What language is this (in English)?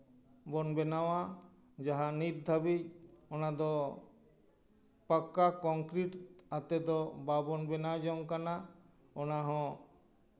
Santali